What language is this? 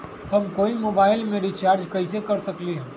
Magahi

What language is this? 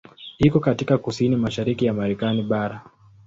Swahili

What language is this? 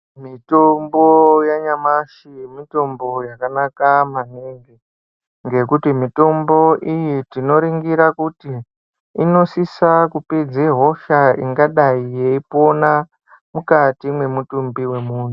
Ndau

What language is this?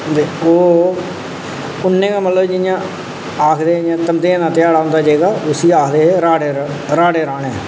Dogri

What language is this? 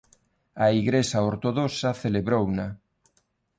Galician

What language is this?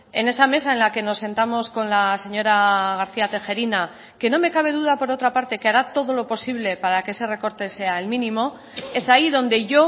Spanish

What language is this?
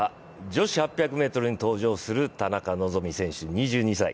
Japanese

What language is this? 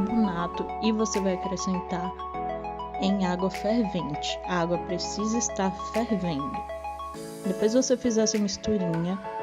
Portuguese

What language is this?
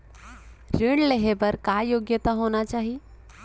Chhattisgarhi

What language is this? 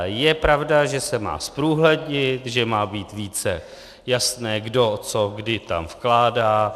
Czech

